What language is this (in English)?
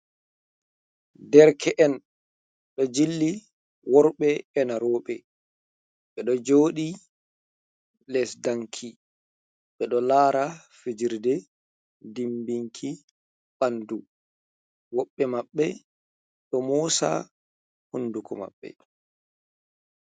Fula